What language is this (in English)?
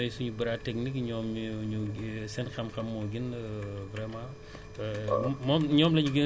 Wolof